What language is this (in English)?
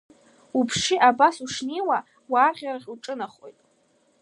Abkhazian